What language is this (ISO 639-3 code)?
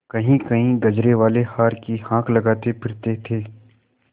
hin